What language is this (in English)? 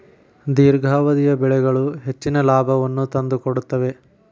Kannada